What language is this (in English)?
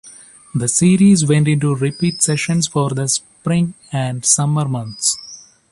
English